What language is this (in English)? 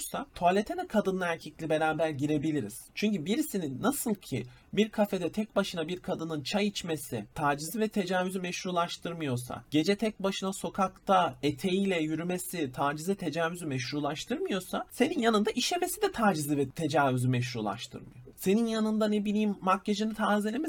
Turkish